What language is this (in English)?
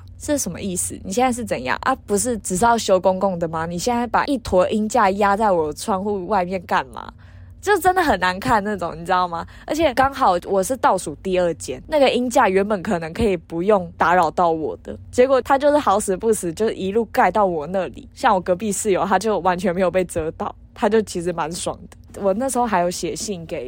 Chinese